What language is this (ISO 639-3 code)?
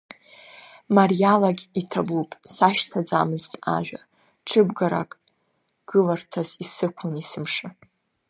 abk